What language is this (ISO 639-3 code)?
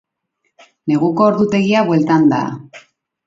eus